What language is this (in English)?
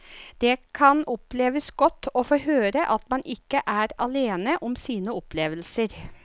Norwegian